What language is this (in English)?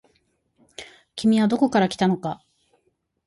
Japanese